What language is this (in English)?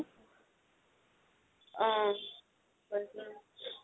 Assamese